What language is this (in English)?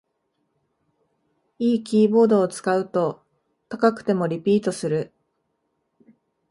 Japanese